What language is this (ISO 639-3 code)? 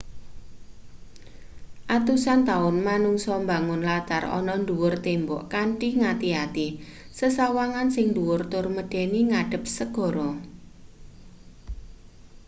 jav